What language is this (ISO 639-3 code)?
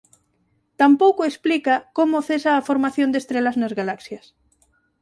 glg